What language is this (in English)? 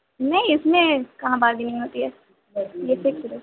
Urdu